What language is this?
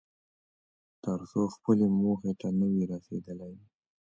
Pashto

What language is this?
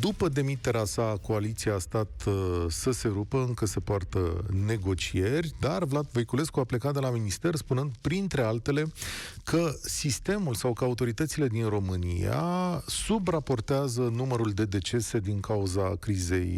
Romanian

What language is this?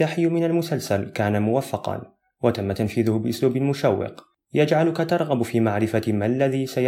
Arabic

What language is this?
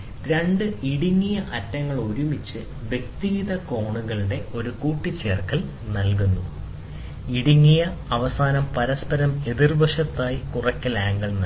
Malayalam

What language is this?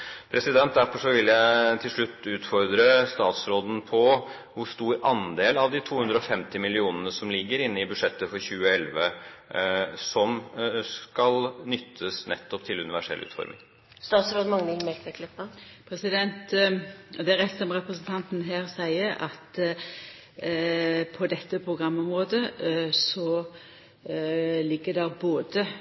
Norwegian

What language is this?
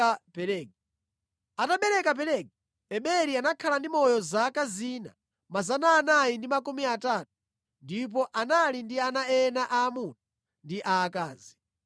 Nyanja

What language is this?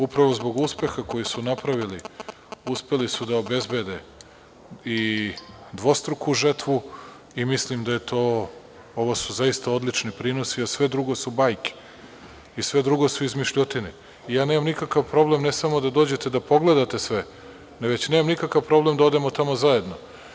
Serbian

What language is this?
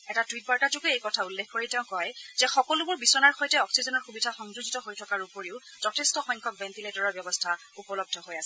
Assamese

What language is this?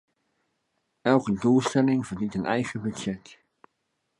Dutch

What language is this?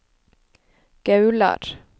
Norwegian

